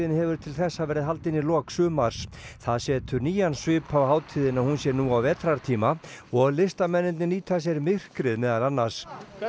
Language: Icelandic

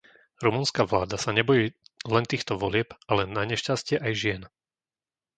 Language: Slovak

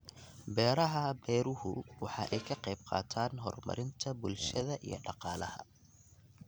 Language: Somali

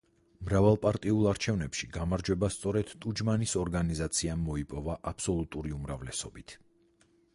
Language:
Georgian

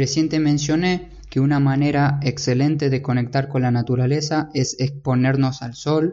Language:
Spanish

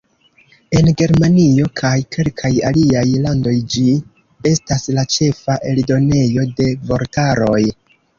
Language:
Esperanto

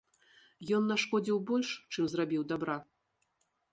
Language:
Belarusian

